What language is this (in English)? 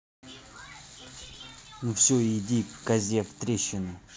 Russian